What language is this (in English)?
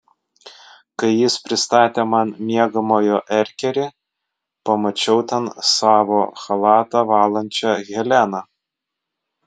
Lithuanian